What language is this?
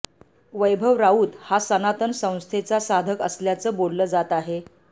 Marathi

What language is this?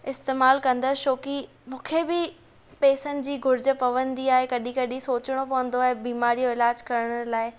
Sindhi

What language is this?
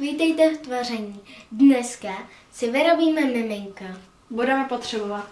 Czech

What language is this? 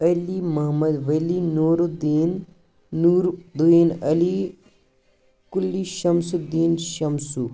Kashmiri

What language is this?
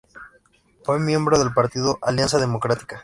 Spanish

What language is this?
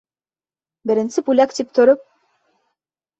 Bashkir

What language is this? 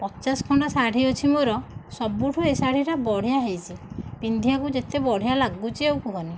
Odia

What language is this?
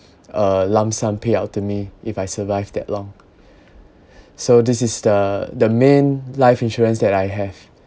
English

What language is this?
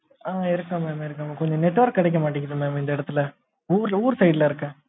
Tamil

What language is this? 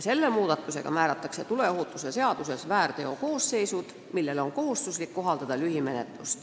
Estonian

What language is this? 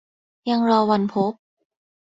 Thai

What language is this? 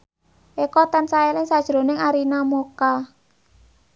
Javanese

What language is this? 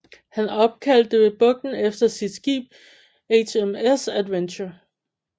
Danish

